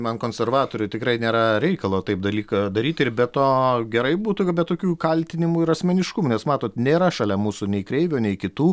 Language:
Lithuanian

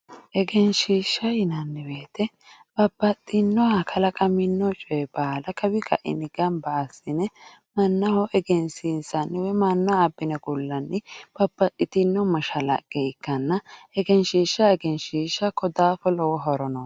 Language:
Sidamo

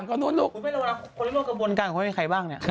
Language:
Thai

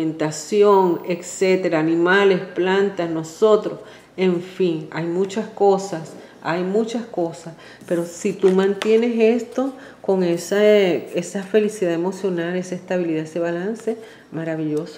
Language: Spanish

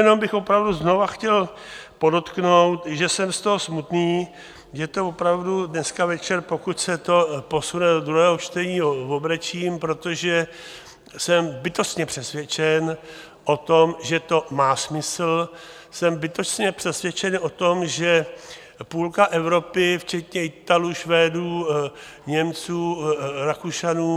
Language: Czech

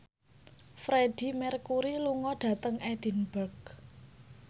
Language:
Javanese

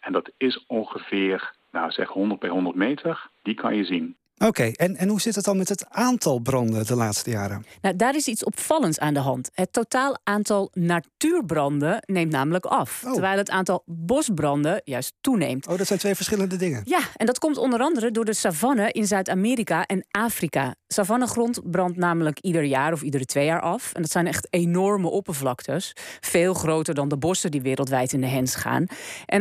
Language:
Dutch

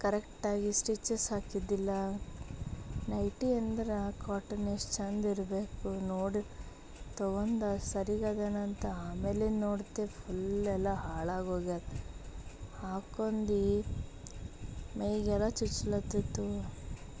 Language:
Kannada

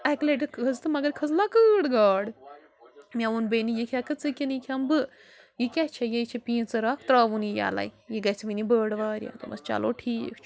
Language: Kashmiri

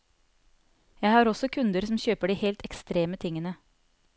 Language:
Norwegian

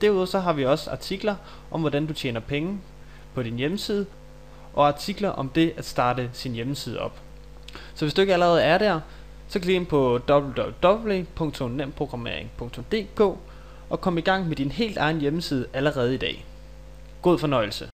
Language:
Danish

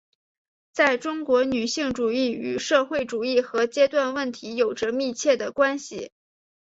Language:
Chinese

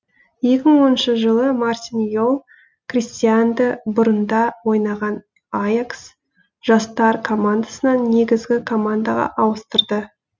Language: Kazakh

